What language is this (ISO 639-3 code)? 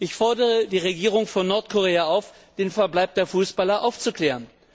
deu